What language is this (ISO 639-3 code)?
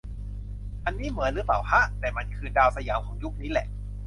tha